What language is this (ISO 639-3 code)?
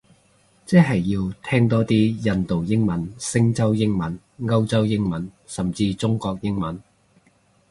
yue